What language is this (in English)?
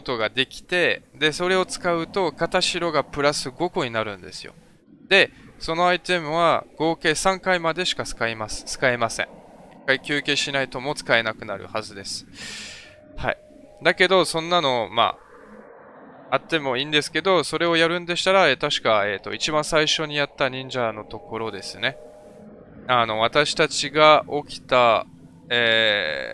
Japanese